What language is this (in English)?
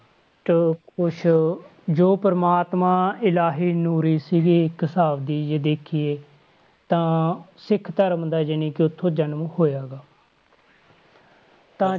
Punjabi